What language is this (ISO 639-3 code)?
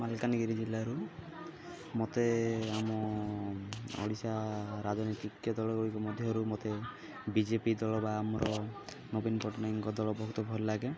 ori